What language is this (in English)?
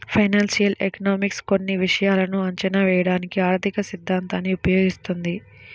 Telugu